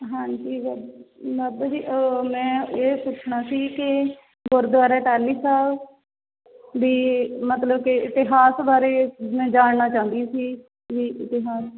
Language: Punjabi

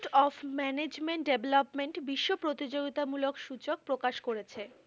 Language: Bangla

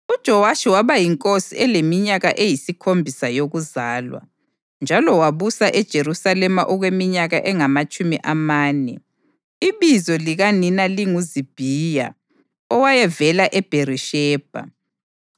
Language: North Ndebele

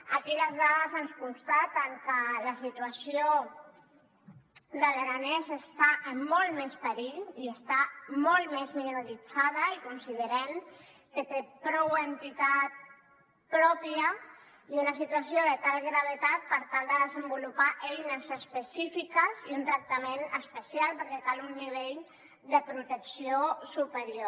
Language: Catalan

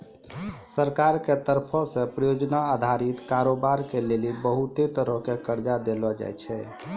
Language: Maithili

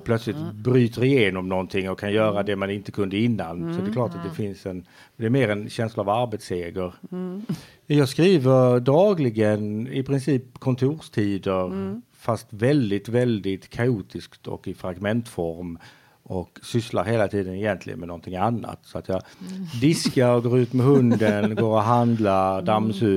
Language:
Swedish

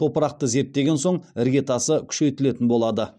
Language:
Kazakh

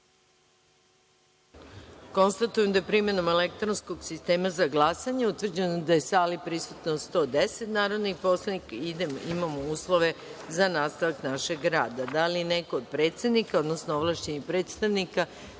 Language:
Serbian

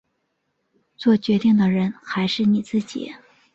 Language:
Chinese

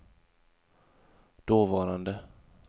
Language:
Swedish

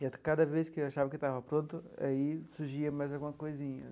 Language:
Portuguese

